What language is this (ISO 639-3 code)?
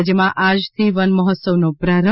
guj